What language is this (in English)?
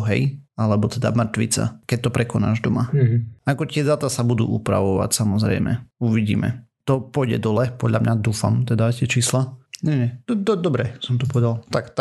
Slovak